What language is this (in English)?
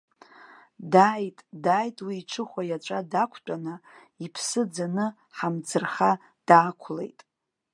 Abkhazian